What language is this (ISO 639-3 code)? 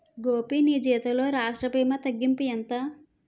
tel